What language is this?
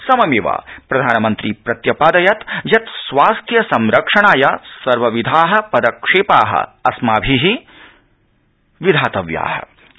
Sanskrit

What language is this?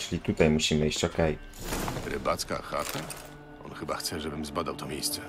Polish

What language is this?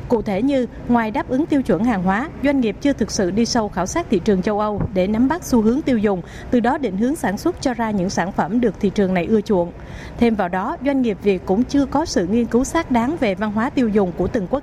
Vietnamese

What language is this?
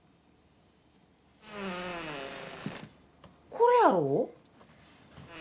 Japanese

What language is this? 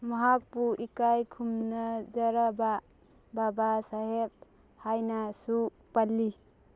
Manipuri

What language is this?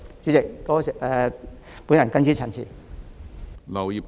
Cantonese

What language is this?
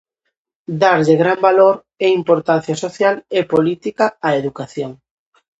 Galician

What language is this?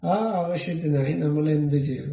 Malayalam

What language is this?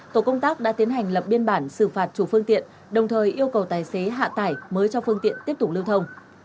Vietnamese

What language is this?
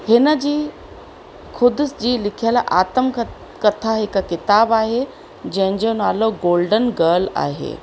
Sindhi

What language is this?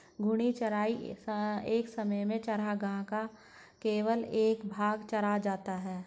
Hindi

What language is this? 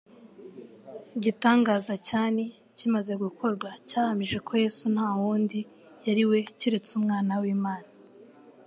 Kinyarwanda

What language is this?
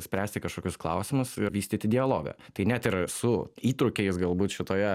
Lithuanian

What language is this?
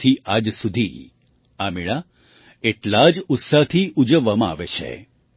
Gujarati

